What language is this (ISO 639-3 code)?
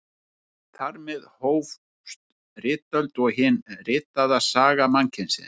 isl